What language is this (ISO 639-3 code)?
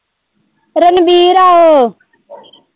pan